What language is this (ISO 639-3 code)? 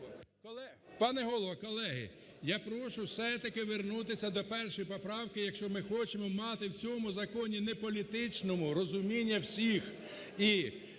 ukr